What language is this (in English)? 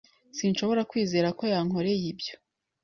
Kinyarwanda